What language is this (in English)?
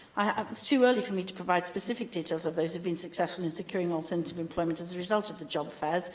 English